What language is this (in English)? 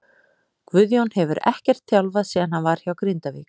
Icelandic